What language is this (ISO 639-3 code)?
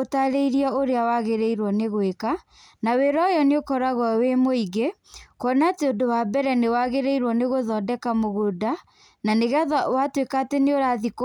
kik